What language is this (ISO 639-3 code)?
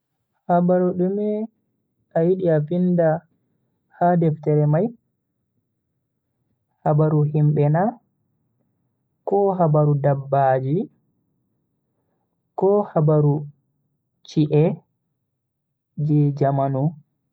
fui